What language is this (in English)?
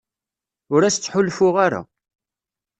Kabyle